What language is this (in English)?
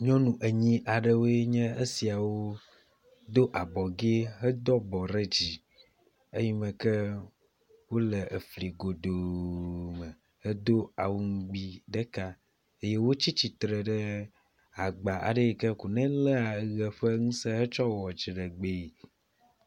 Ewe